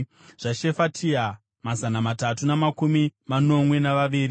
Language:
Shona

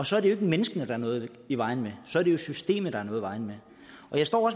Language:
Danish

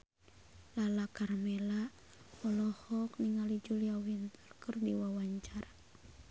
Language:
Sundanese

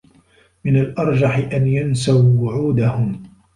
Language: Arabic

